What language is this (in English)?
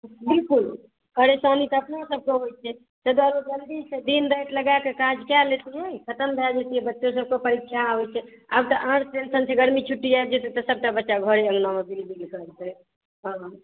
Maithili